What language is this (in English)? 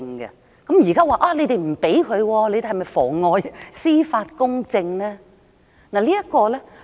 Cantonese